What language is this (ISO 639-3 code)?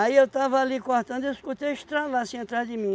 por